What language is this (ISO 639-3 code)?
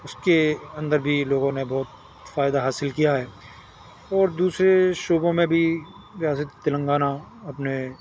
urd